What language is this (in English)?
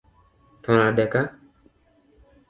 Luo (Kenya and Tanzania)